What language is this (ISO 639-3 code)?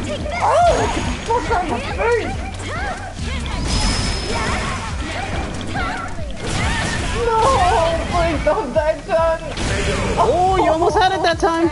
eng